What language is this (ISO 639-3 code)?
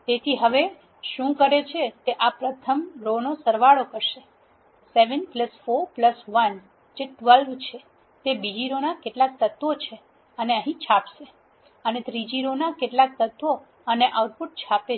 guj